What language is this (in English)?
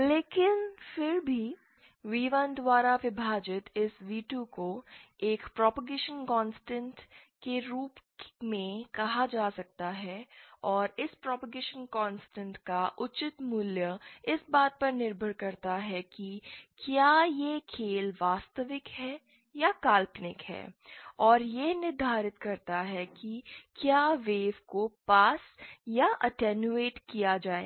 Hindi